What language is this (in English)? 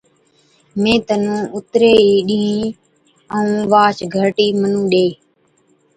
Od